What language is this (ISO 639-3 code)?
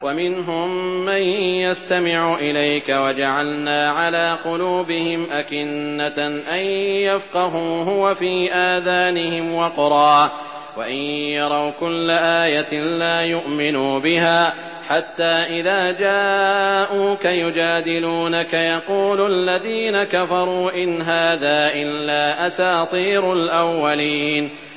ara